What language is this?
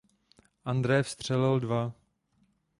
Czech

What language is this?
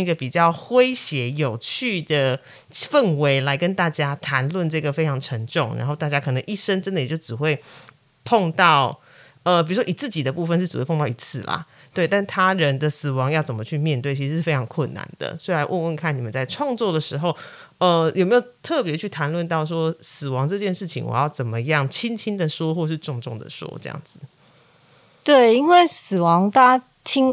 Chinese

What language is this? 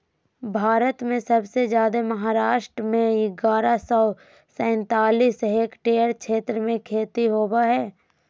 Magahi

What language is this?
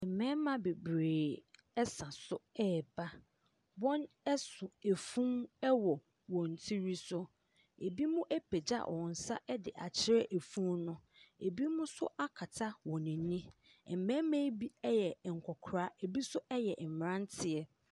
Akan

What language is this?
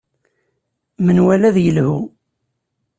Kabyle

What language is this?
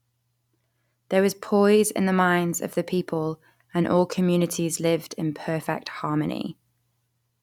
English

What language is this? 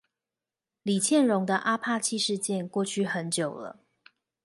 Chinese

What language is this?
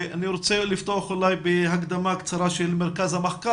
Hebrew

